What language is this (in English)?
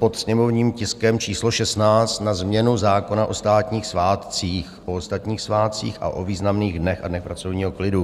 Czech